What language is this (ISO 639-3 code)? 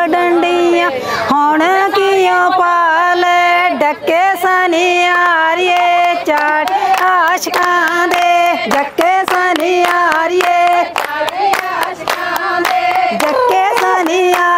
pan